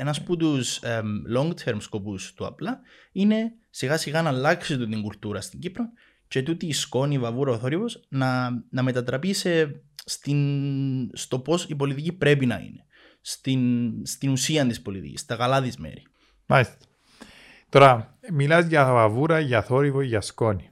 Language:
Greek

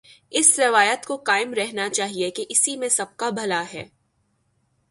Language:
Urdu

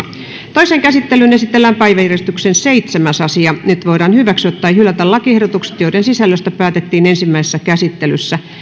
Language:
Finnish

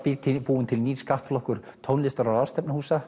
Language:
Icelandic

